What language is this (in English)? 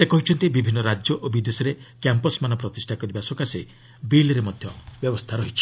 Odia